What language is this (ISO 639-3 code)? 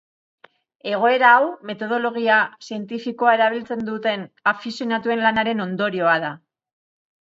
eus